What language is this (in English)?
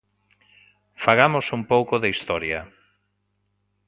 Galician